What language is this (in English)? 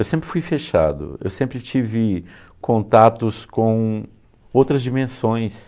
Portuguese